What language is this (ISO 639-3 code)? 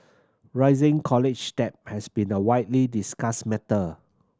eng